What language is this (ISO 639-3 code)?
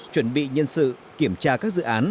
vie